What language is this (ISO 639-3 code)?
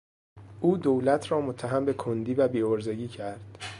fas